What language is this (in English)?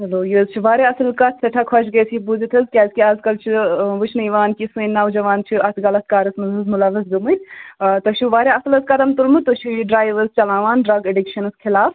Kashmiri